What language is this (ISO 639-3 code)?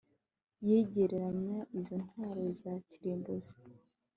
kin